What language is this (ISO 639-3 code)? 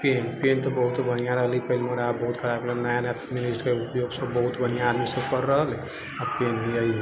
mai